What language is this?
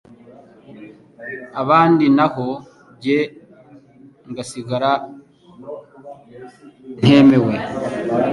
Kinyarwanda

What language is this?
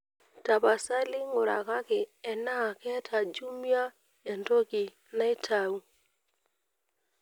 Masai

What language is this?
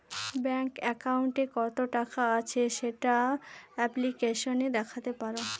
Bangla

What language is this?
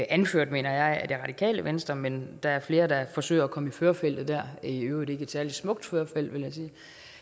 Danish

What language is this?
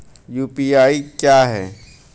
Hindi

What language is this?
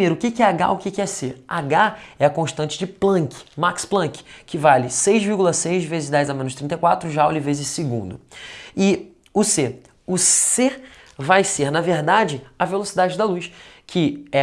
Portuguese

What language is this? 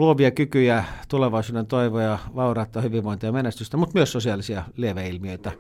Finnish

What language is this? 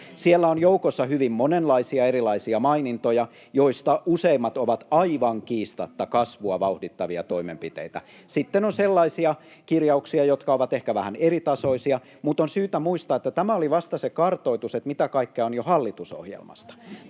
Finnish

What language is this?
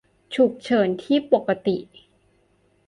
Thai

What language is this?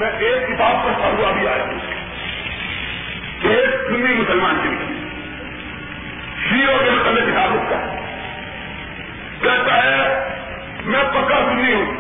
Urdu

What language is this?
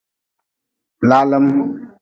Nawdm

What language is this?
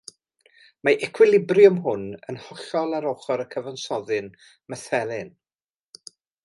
Welsh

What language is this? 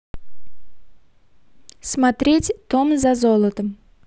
Russian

